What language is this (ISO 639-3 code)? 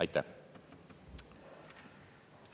est